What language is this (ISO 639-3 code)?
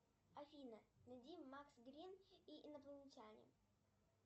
rus